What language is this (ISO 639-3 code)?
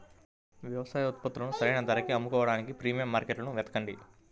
tel